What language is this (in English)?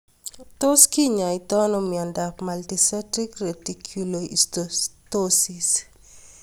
Kalenjin